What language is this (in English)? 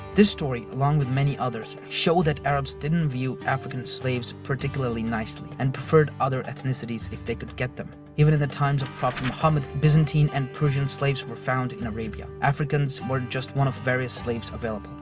English